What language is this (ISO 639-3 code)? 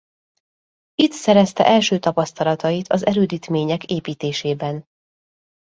hun